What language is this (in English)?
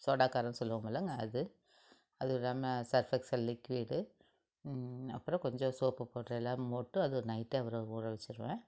Tamil